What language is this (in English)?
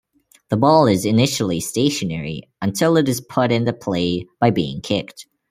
English